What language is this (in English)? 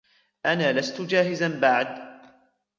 Arabic